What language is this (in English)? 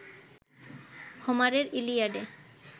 Bangla